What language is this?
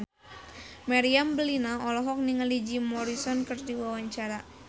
Sundanese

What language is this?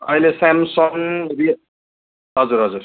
Nepali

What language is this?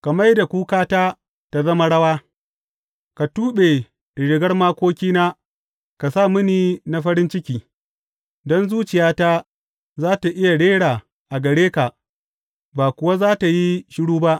Hausa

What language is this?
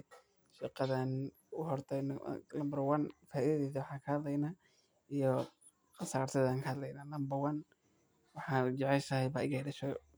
Somali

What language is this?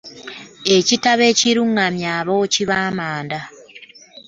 Ganda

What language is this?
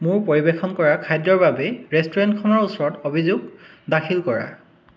Assamese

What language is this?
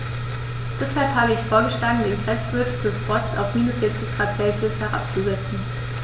German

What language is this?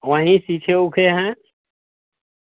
Hindi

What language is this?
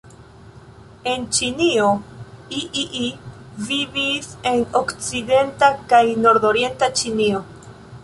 Esperanto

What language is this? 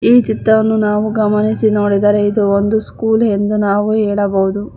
Kannada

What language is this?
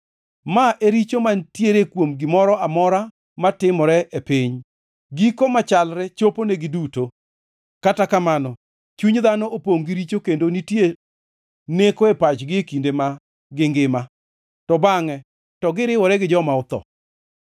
Luo (Kenya and Tanzania)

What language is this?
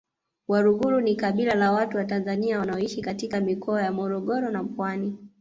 Swahili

